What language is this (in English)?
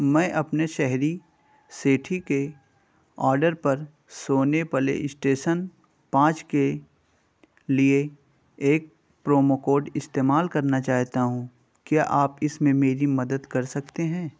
Urdu